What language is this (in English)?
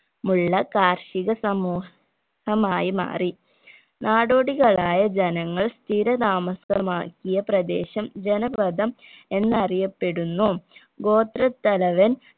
Malayalam